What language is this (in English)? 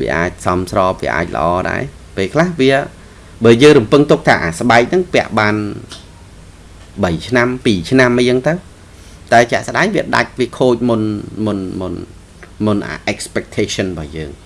Vietnamese